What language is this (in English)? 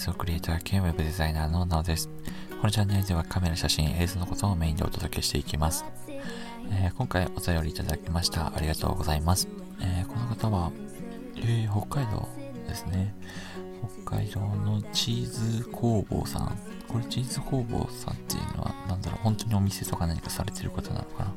Japanese